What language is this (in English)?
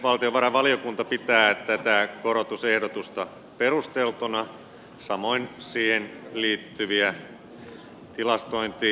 Finnish